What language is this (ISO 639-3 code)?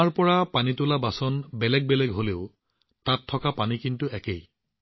asm